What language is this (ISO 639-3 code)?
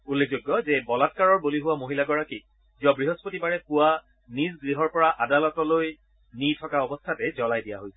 asm